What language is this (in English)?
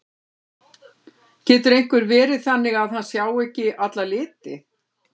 Icelandic